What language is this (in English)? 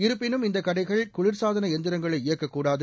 Tamil